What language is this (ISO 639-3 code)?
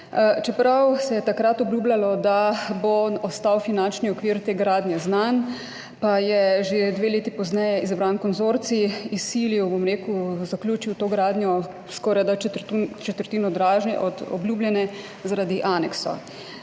slv